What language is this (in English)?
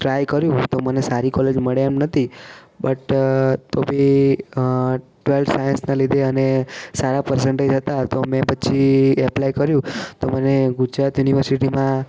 Gujarati